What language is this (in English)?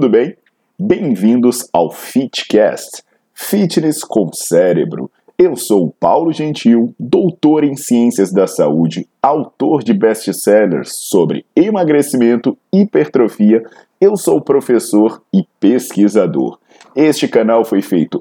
Portuguese